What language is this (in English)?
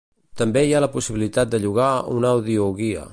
Catalan